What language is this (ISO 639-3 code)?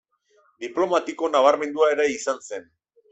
eus